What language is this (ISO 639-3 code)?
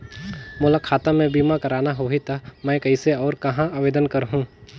hne